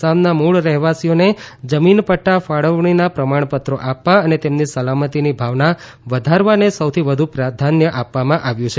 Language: Gujarati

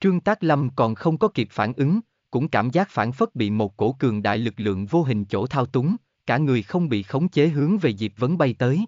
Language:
Vietnamese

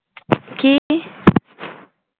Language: Bangla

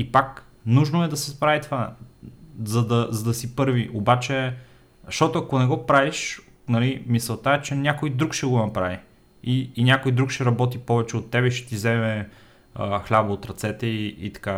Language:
Bulgarian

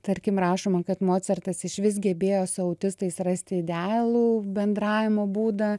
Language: Lithuanian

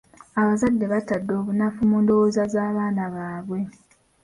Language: Ganda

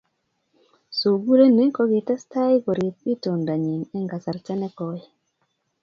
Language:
Kalenjin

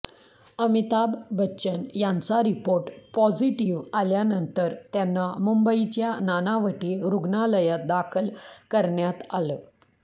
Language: Marathi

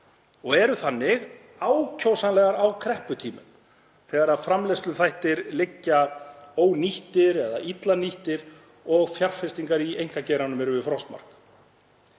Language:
Icelandic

